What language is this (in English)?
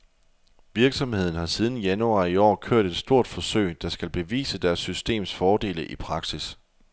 Danish